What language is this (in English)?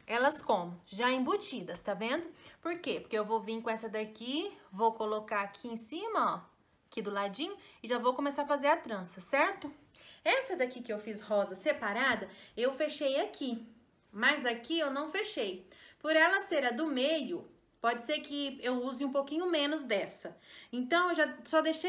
Portuguese